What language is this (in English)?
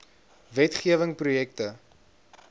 Afrikaans